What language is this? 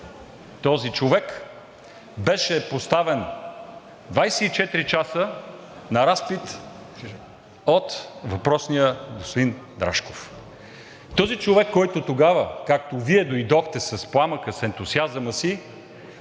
Bulgarian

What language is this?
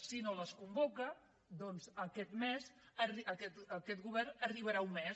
Catalan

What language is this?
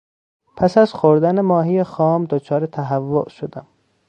Persian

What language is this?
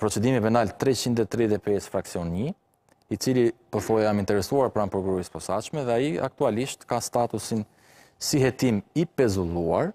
Romanian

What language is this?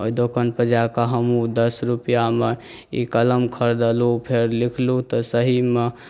Maithili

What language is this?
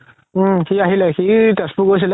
Assamese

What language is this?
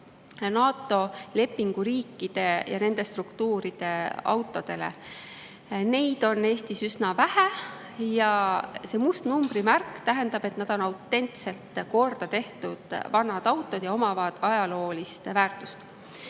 Estonian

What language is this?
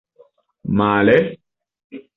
Esperanto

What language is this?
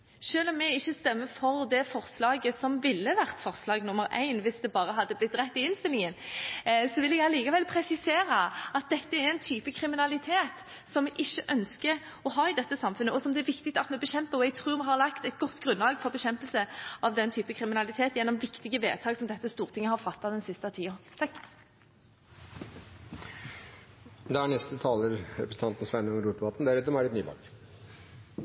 Norwegian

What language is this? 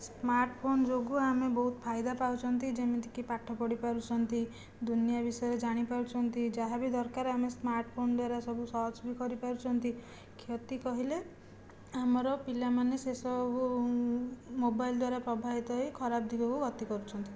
Odia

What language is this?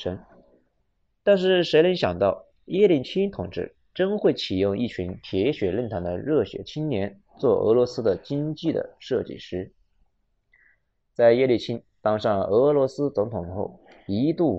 Chinese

